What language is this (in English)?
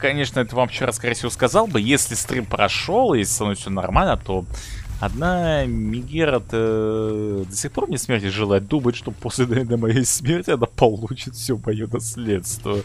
Russian